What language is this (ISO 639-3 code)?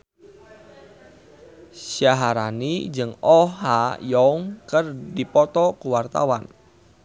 sun